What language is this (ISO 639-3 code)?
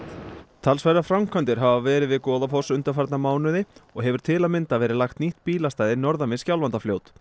isl